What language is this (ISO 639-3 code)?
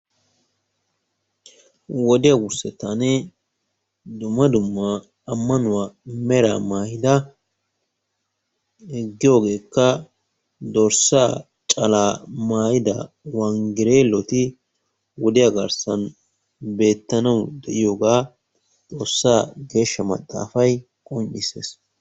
wal